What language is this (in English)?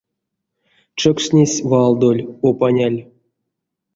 Erzya